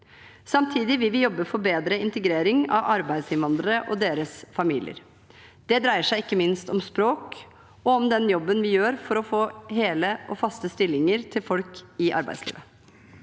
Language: Norwegian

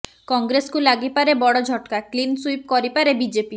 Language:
Odia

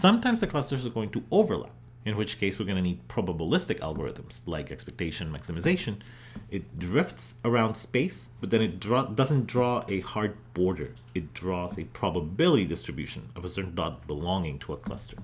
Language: English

